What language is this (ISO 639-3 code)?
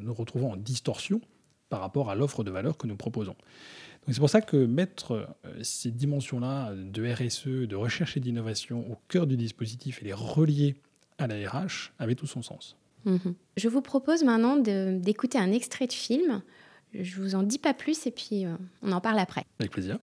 fra